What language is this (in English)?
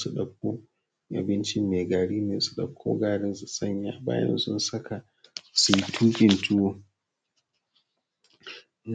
Hausa